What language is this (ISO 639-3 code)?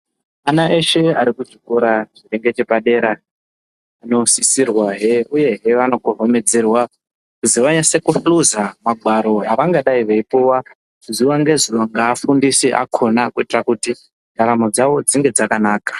ndc